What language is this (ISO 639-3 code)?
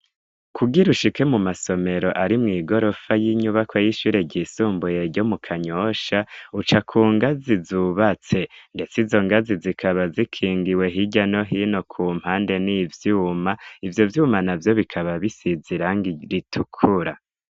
run